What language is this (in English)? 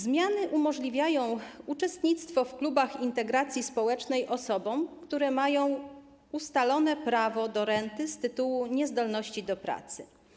Polish